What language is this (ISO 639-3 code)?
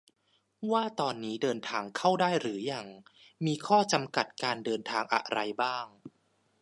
tha